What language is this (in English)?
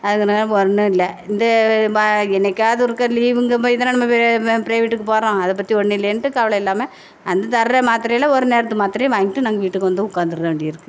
Tamil